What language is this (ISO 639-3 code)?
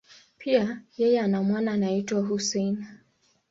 swa